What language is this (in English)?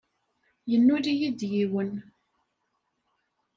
Kabyle